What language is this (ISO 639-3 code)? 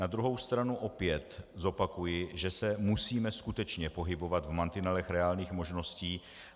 ces